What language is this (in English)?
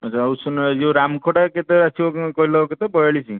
Odia